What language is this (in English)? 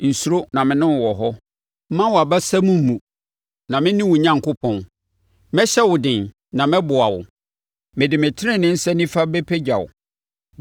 Akan